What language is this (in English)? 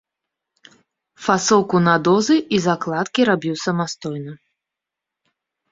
Belarusian